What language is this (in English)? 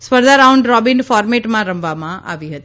Gujarati